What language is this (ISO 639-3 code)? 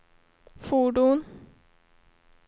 swe